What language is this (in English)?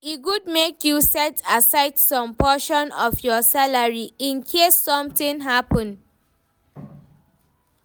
Nigerian Pidgin